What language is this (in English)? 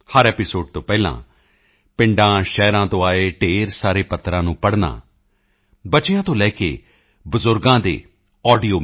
Punjabi